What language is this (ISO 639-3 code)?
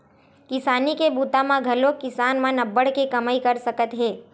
hne